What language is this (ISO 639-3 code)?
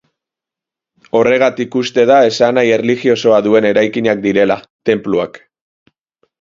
eus